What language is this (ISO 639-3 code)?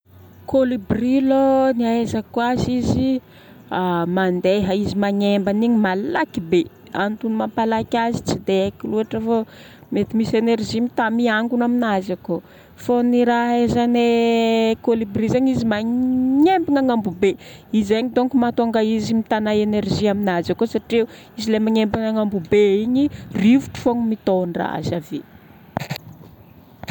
bmm